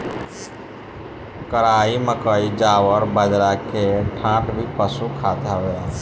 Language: Bhojpuri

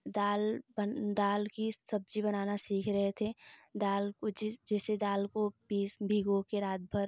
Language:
Hindi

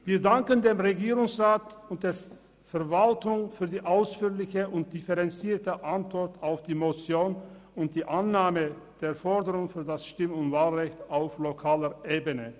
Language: Swiss German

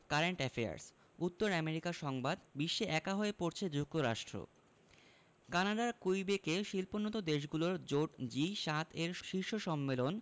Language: Bangla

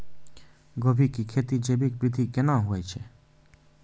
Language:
Maithili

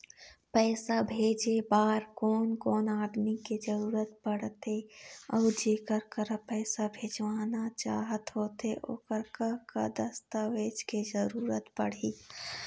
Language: Chhattisgarhi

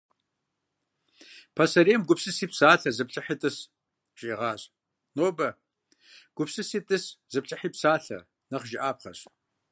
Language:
Kabardian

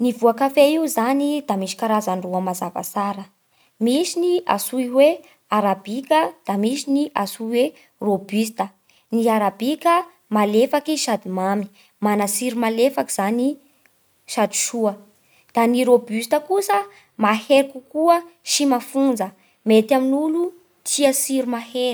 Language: Bara Malagasy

